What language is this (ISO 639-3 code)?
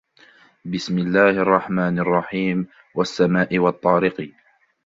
ara